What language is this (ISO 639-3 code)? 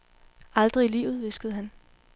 dan